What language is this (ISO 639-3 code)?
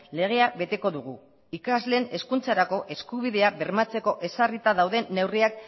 eus